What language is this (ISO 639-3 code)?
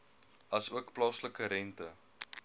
afr